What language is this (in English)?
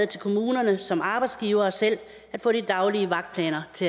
Danish